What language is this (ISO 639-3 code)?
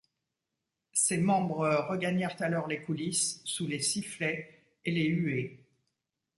fra